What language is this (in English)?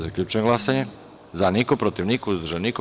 Serbian